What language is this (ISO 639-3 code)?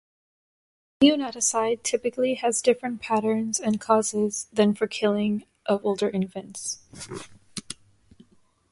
eng